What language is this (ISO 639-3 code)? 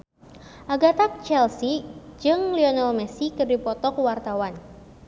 sun